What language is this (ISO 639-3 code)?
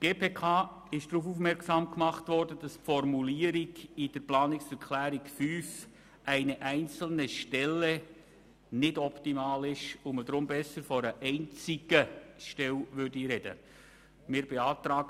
gsw